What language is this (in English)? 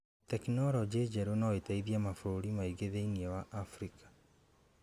Kikuyu